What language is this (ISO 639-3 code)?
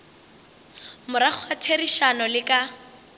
nso